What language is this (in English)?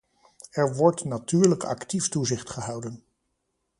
Dutch